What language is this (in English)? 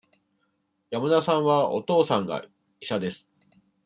Japanese